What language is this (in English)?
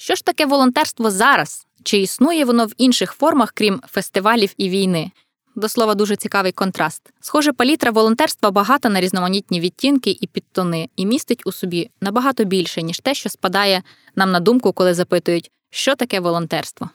Ukrainian